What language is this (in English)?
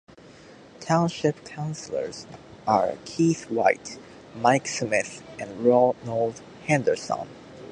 English